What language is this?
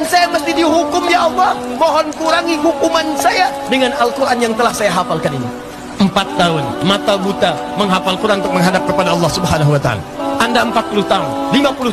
Indonesian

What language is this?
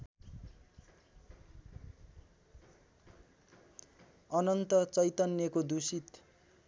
Nepali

